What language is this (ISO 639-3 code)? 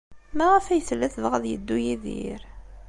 kab